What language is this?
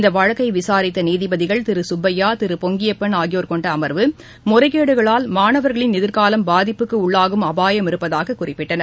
Tamil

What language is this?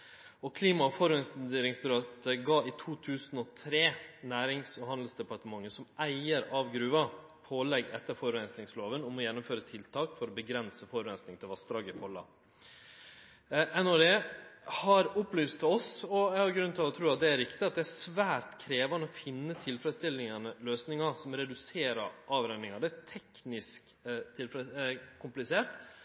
Norwegian Nynorsk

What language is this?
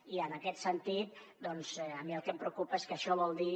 Catalan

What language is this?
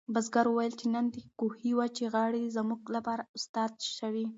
Pashto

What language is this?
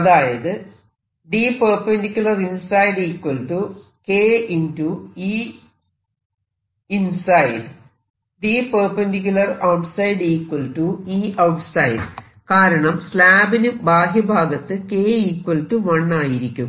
Malayalam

